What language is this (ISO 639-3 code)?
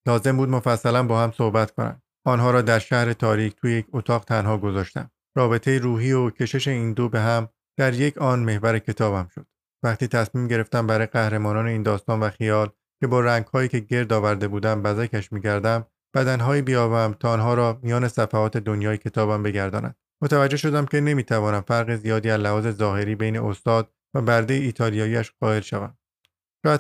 fas